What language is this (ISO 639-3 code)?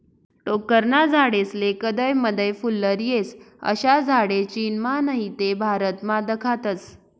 mar